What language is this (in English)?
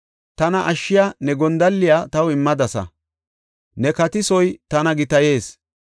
Gofa